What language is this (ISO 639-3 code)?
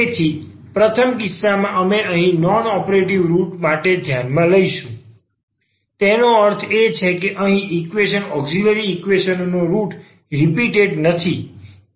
guj